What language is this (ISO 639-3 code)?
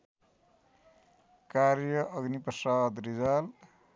nep